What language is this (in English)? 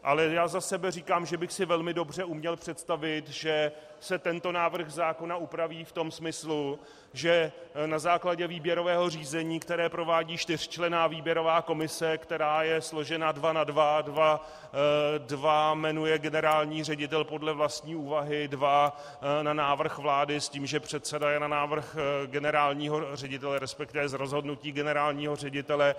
Czech